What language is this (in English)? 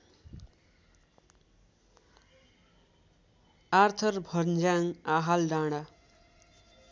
Nepali